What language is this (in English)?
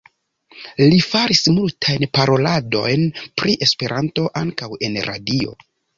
Esperanto